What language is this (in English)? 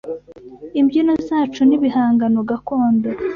Kinyarwanda